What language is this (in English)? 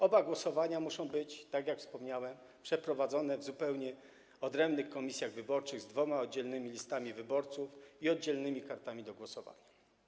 Polish